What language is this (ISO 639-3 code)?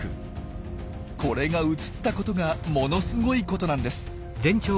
jpn